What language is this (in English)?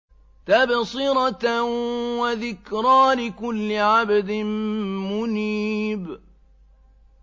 Arabic